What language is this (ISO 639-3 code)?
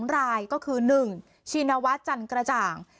tha